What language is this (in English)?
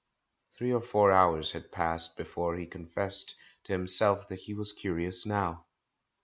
English